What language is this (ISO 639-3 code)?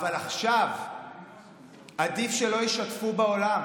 heb